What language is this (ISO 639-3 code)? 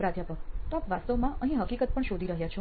guj